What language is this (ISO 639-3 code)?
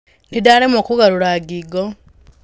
kik